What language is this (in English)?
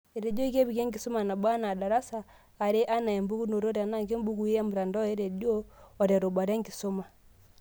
Masai